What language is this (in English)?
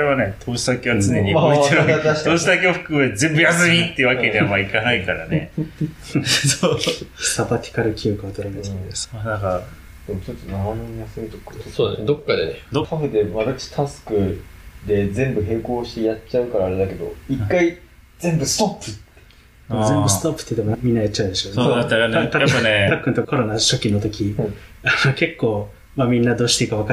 Japanese